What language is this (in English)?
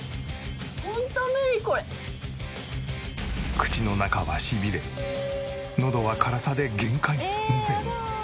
Japanese